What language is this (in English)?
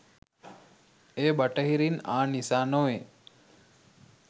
Sinhala